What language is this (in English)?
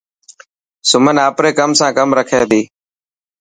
Dhatki